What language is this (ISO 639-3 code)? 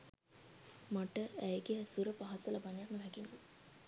sin